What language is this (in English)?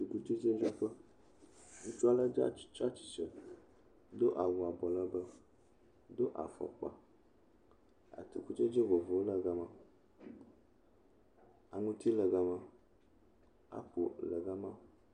Ewe